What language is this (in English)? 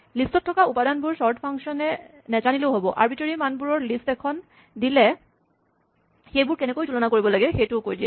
Assamese